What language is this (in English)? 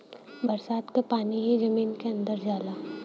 Bhojpuri